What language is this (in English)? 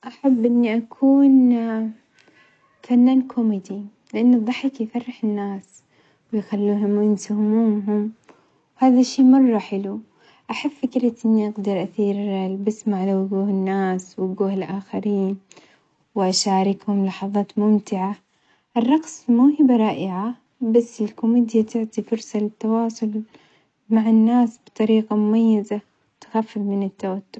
Omani Arabic